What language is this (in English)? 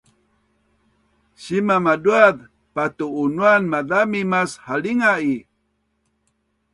Bunun